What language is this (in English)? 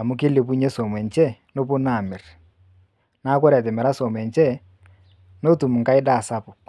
Masai